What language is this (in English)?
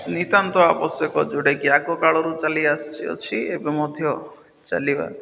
Odia